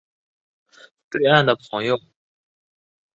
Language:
Chinese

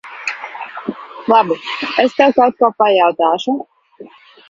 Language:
Latvian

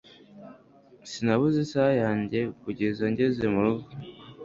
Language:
Kinyarwanda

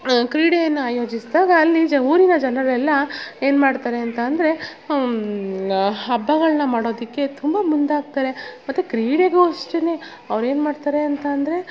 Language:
Kannada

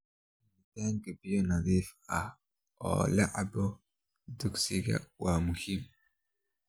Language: Somali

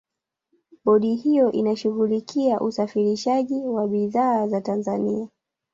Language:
Swahili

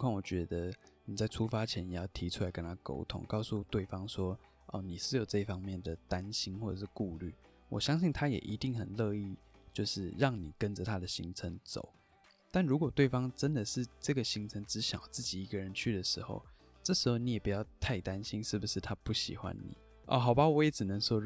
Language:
Chinese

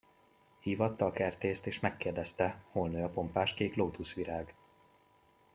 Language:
Hungarian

